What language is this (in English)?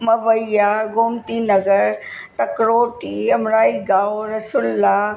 Sindhi